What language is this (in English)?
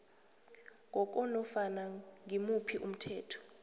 South Ndebele